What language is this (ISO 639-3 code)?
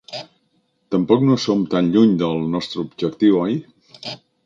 cat